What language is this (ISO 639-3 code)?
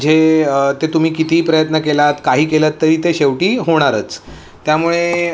mar